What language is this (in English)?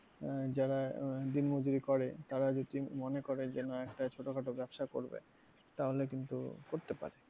Bangla